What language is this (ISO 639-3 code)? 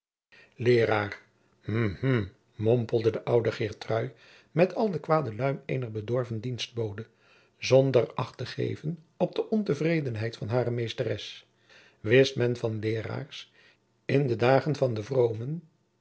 nld